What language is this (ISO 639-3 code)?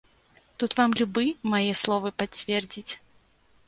bel